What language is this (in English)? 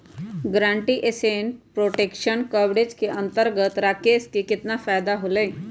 Magahi